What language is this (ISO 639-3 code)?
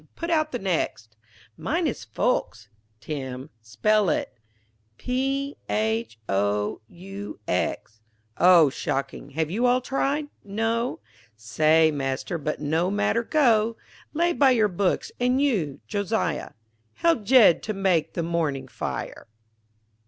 eng